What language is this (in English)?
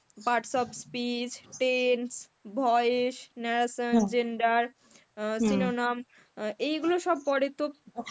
Bangla